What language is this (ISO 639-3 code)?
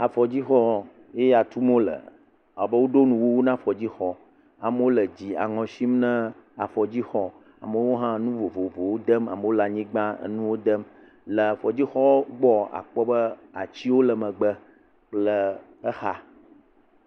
ewe